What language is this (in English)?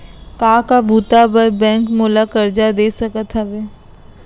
Chhattisgarhi